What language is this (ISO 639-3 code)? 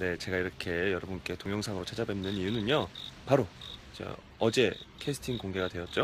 kor